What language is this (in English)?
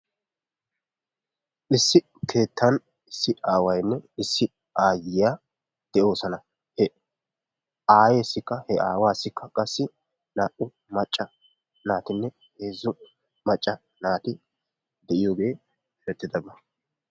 Wolaytta